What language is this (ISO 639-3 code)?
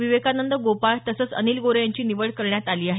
mar